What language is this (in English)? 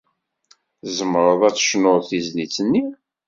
Kabyle